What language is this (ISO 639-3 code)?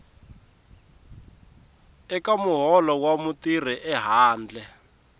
tso